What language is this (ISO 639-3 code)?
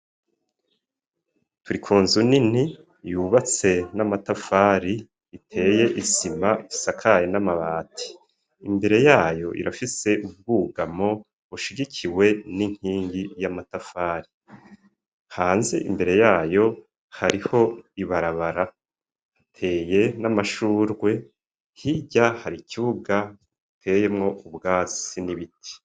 run